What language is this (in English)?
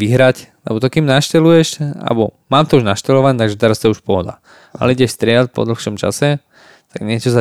Slovak